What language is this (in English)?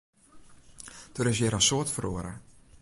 Western Frisian